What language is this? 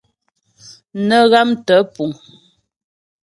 Ghomala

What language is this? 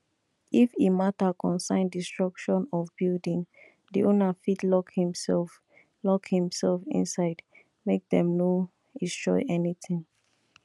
Nigerian Pidgin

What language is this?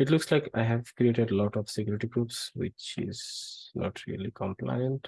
English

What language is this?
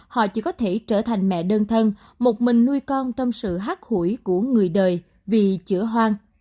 Vietnamese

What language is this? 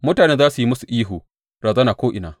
Hausa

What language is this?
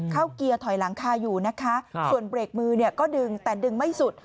Thai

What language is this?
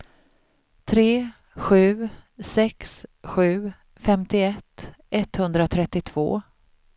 Swedish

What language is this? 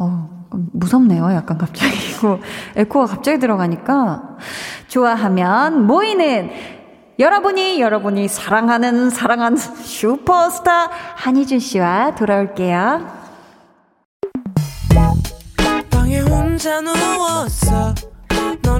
Korean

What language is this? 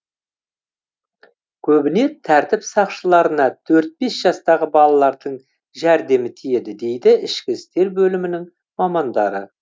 Kazakh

